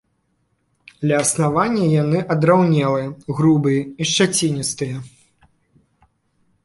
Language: Belarusian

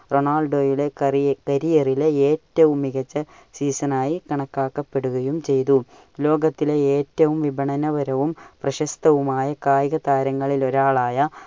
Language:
Malayalam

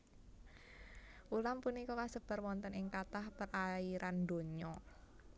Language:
Javanese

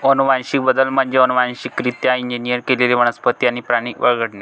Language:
Marathi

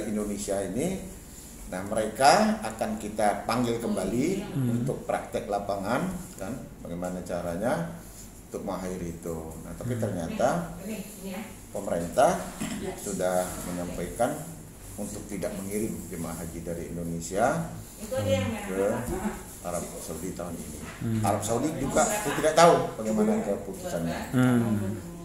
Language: Indonesian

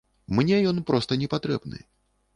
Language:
Belarusian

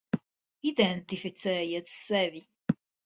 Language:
Latvian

